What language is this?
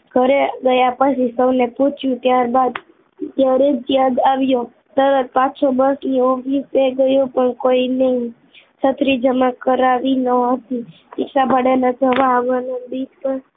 Gujarati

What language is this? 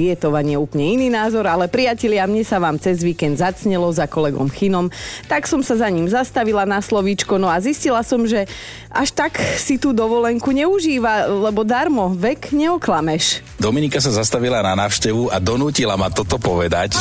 Slovak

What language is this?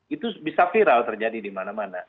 Indonesian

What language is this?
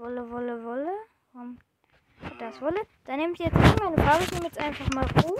German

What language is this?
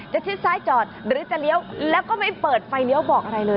Thai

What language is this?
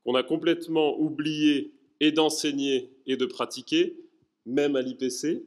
French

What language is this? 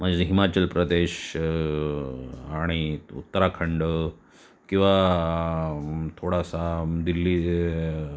Marathi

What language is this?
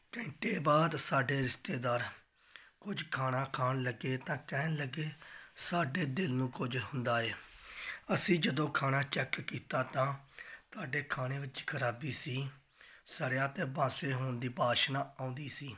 Punjabi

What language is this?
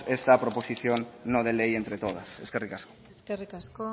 Spanish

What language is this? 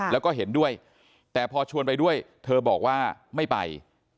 Thai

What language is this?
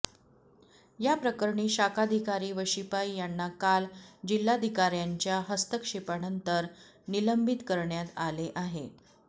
Marathi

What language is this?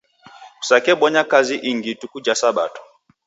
Taita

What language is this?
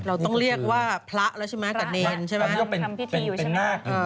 Thai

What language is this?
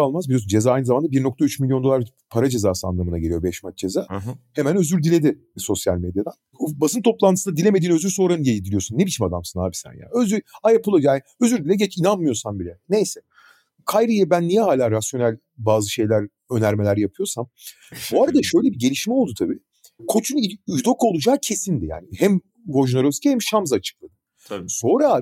Turkish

